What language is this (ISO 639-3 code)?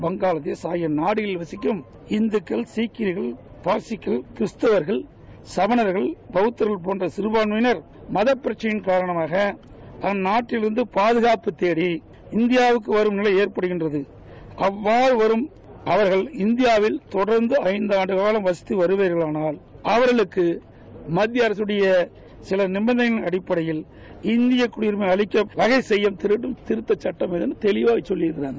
tam